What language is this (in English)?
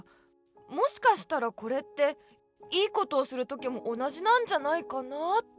Japanese